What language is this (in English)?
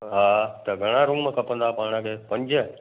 Sindhi